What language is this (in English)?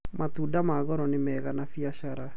Kikuyu